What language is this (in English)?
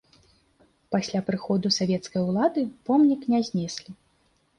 Belarusian